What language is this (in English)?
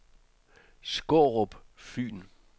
Danish